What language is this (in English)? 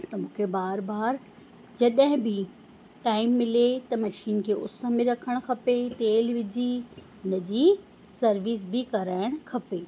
Sindhi